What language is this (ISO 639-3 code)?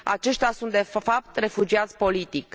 ron